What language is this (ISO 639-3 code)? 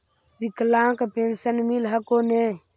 mag